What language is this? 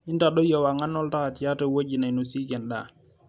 Masai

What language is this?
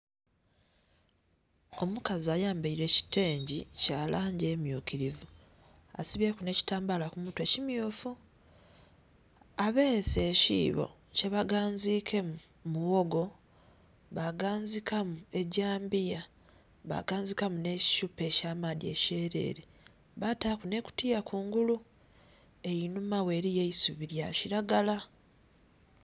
Soga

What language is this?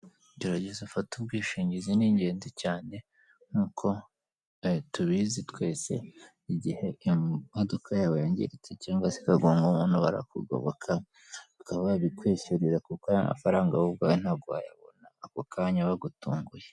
Kinyarwanda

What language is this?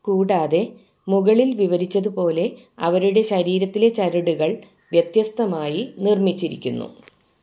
Malayalam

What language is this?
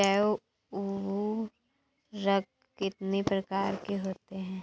Hindi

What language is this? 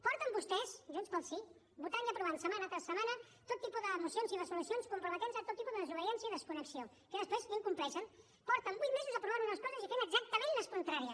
Catalan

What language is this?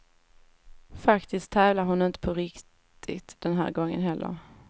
Swedish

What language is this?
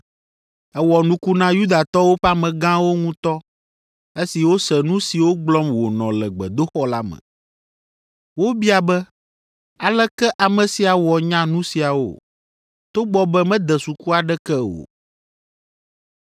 Ewe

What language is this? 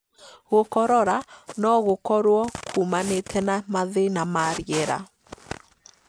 Kikuyu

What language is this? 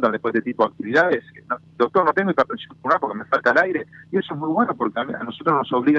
Spanish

